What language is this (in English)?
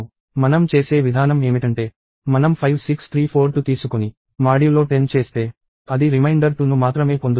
Telugu